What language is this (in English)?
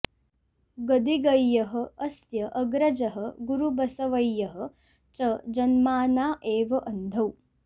Sanskrit